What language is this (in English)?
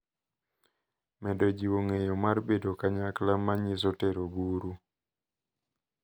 Luo (Kenya and Tanzania)